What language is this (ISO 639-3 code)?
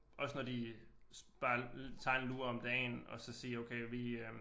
dan